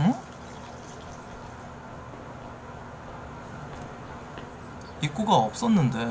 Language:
Korean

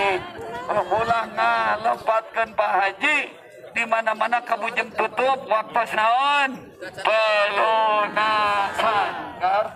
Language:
Indonesian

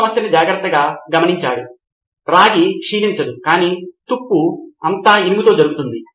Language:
Telugu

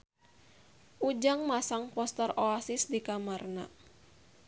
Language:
Sundanese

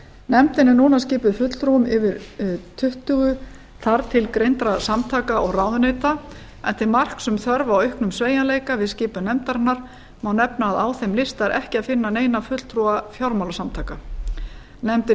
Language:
Icelandic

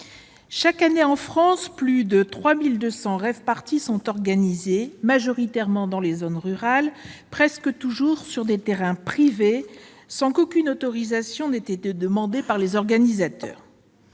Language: French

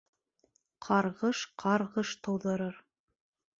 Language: Bashkir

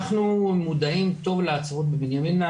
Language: Hebrew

